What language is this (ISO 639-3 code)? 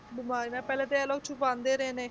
pan